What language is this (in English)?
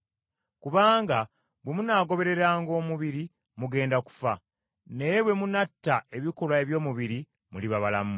Ganda